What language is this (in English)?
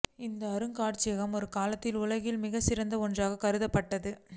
Tamil